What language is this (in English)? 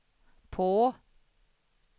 Swedish